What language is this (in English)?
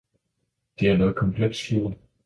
Danish